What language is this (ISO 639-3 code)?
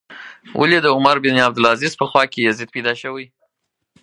pus